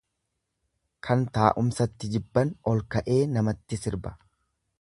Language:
Oromo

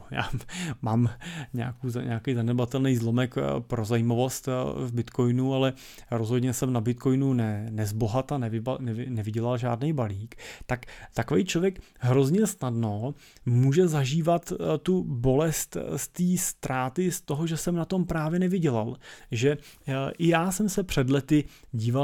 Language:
Czech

